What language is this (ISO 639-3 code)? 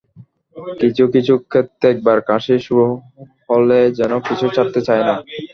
ben